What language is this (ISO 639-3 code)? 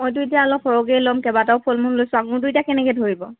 asm